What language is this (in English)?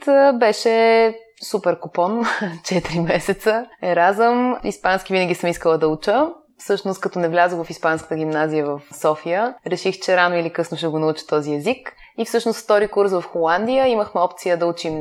Bulgarian